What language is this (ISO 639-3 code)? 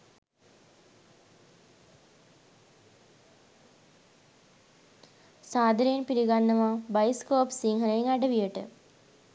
sin